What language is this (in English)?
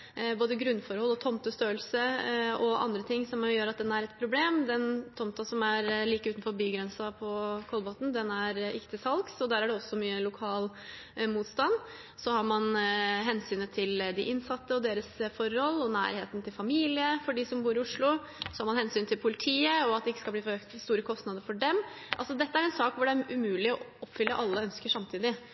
Norwegian Bokmål